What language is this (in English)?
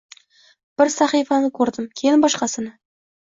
Uzbek